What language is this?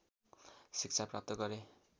Nepali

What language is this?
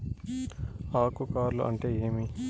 Telugu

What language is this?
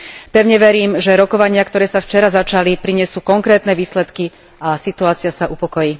Slovak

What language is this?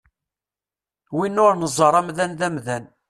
Kabyle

